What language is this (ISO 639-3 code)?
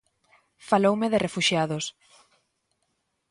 glg